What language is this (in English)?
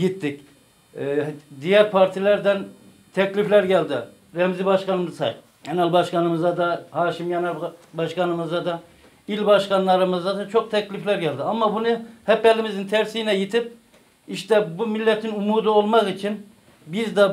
Turkish